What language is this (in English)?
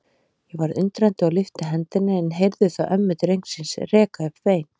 Icelandic